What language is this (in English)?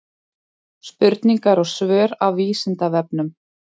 Icelandic